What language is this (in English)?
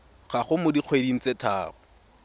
Tswana